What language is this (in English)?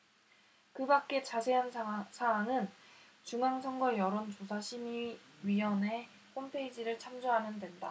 Korean